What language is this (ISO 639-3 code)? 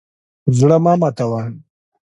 pus